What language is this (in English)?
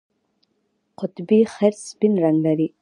Pashto